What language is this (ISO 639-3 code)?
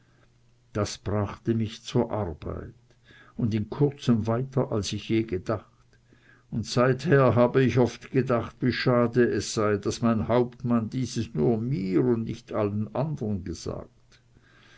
deu